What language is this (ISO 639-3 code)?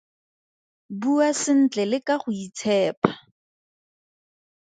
tsn